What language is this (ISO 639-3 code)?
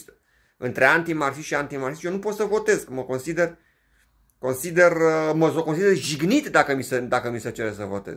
ron